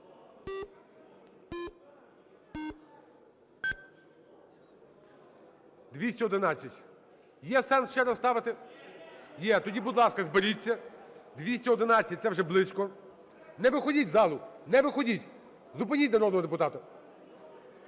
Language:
Ukrainian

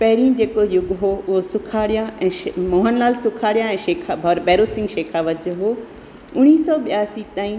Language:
Sindhi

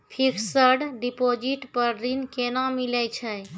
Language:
Maithili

